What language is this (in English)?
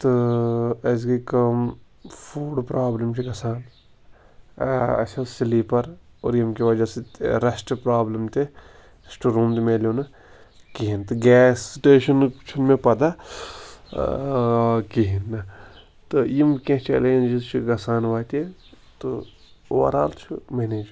Kashmiri